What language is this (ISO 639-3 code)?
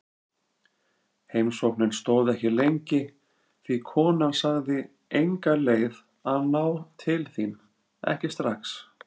isl